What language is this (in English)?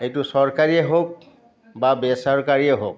Assamese